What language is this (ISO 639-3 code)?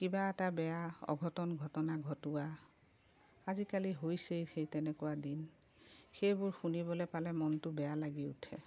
asm